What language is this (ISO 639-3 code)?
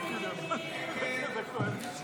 heb